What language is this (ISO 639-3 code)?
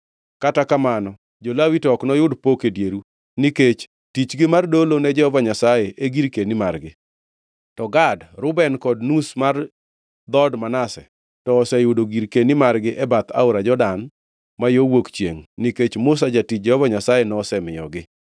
luo